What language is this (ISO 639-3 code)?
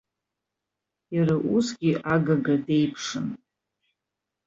abk